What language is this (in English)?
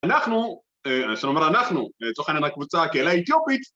Hebrew